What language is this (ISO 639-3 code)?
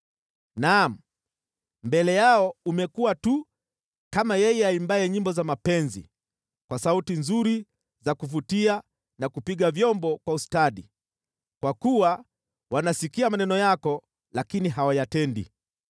swa